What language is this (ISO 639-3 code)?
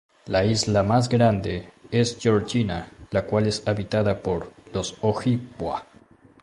spa